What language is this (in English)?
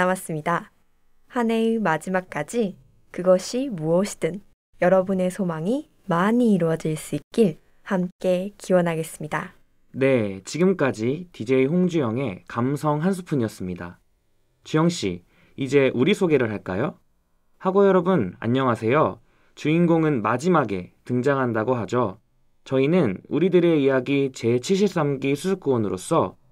Korean